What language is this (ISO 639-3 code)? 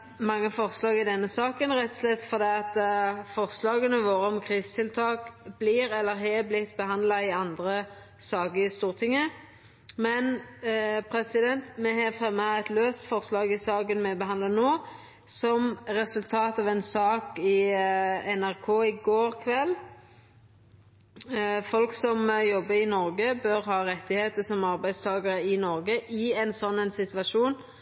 nno